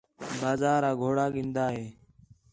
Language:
Khetrani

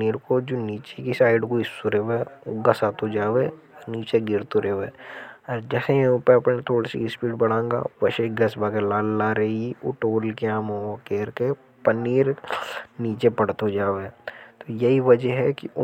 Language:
Hadothi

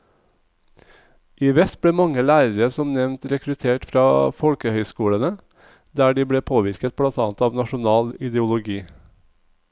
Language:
Norwegian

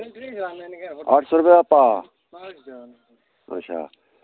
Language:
Dogri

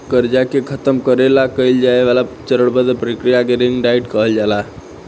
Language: Bhojpuri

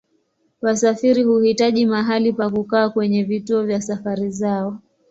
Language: Swahili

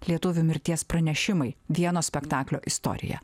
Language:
Lithuanian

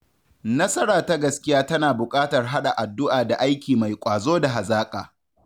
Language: Hausa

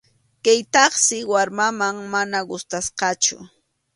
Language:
Arequipa-La Unión Quechua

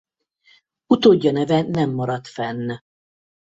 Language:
Hungarian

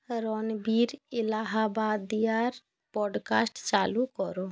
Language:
Bangla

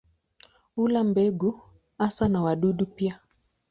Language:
Swahili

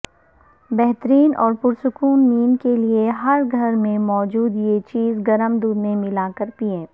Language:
Urdu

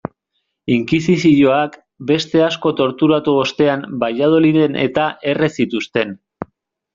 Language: Basque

